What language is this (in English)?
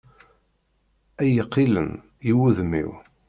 Kabyle